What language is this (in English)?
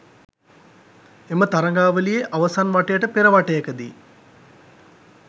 Sinhala